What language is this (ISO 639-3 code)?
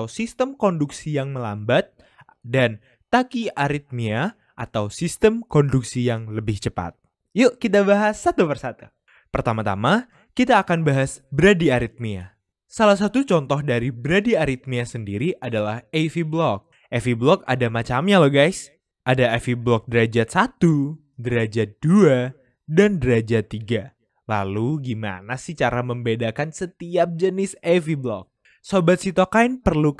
ind